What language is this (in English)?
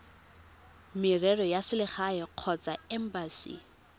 Tswana